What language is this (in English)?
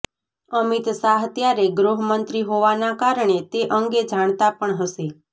Gujarati